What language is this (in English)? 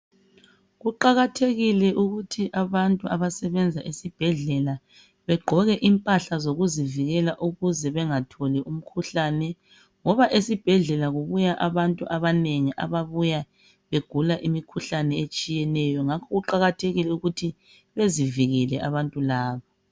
North Ndebele